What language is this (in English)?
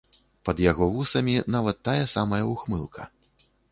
Belarusian